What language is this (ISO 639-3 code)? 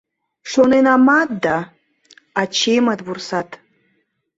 chm